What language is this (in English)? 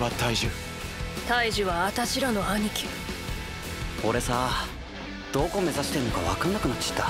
Japanese